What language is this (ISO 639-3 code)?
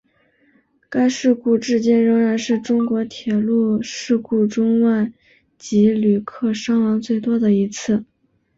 zho